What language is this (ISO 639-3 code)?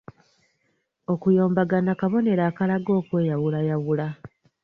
lug